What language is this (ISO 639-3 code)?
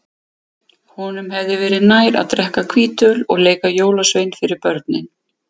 isl